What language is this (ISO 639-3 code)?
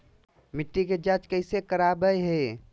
mag